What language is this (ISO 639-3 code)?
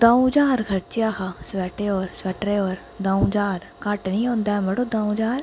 doi